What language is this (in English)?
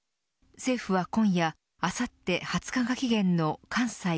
Japanese